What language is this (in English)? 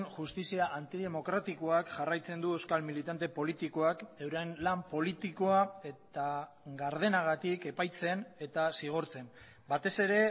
Basque